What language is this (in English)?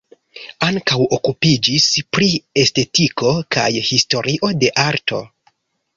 Esperanto